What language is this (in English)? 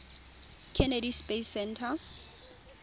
Tswana